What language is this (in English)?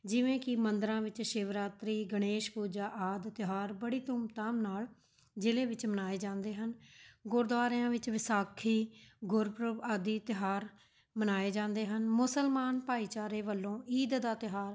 Punjabi